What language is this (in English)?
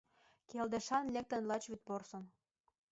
Mari